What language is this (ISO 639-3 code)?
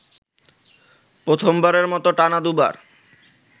ben